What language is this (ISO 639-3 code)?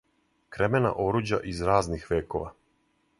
srp